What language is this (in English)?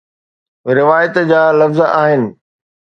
Sindhi